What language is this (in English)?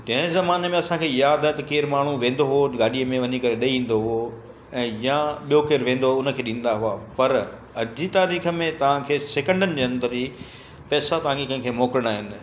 Sindhi